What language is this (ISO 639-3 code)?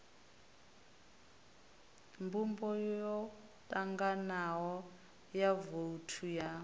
ven